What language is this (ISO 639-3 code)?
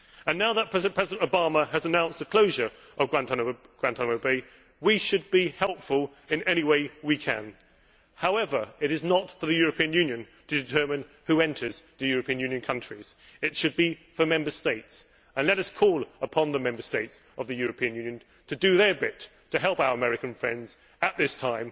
eng